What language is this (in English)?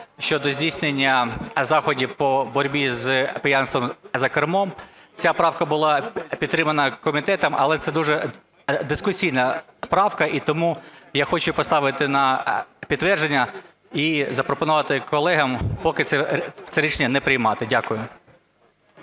Ukrainian